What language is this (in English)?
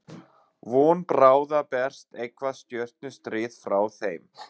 Icelandic